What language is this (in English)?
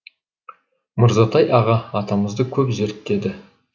Kazakh